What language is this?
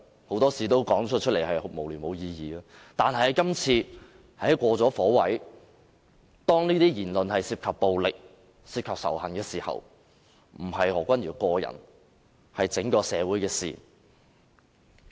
Cantonese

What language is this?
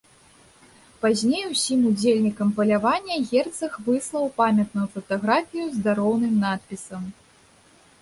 Belarusian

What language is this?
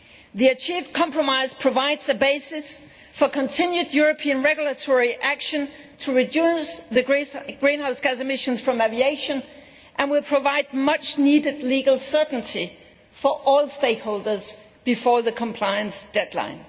English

